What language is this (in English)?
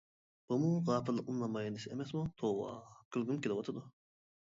Uyghur